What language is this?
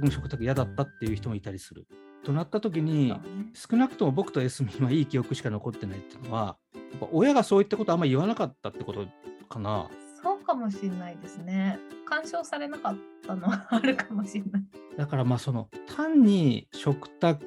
Japanese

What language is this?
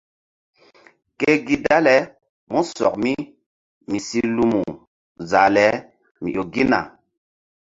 Mbum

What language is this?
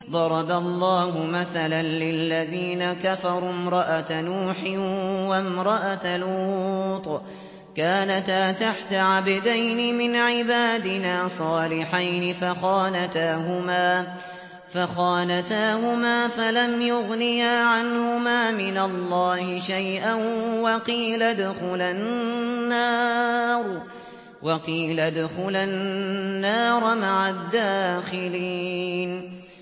Arabic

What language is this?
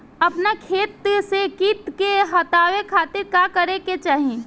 Bhojpuri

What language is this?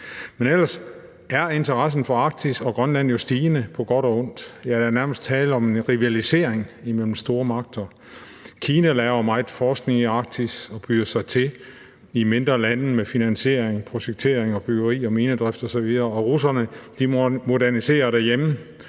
Danish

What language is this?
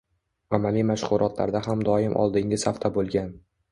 Uzbek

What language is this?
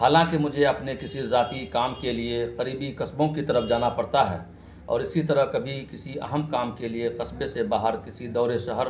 Urdu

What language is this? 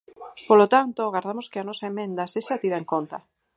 Galician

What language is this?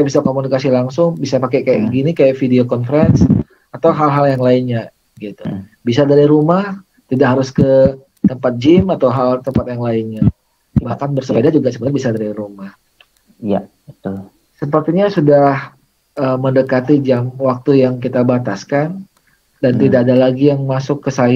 Indonesian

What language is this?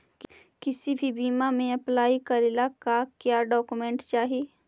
Magahi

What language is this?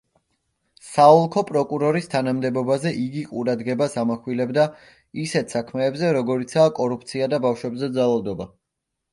Georgian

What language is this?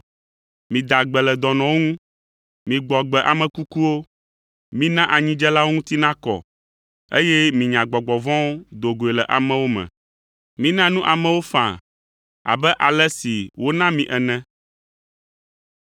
Ewe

